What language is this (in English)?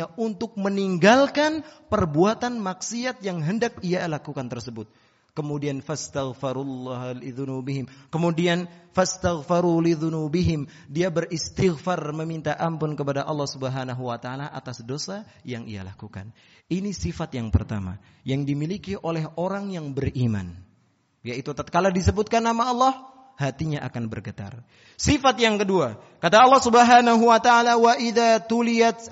Indonesian